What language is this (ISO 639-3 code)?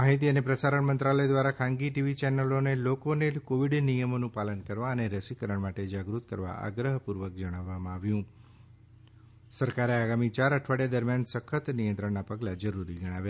guj